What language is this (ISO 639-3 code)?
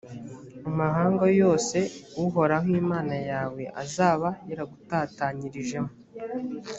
kin